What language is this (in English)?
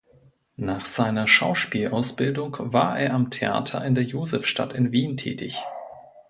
German